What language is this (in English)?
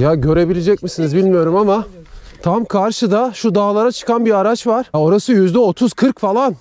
Turkish